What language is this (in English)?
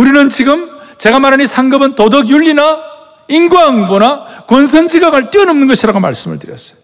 Korean